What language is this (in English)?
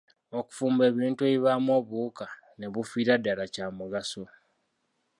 Ganda